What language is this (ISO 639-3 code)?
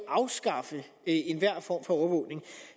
dan